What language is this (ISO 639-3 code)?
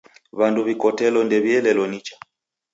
dav